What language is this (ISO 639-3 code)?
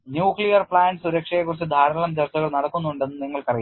mal